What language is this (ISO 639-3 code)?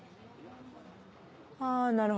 jpn